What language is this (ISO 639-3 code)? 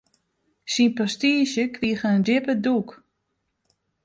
fry